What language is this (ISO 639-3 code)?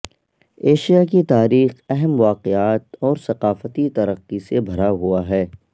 urd